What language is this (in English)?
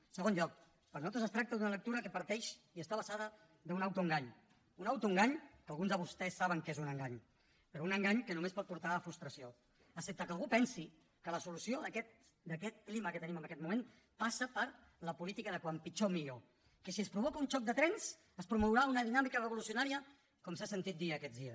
Catalan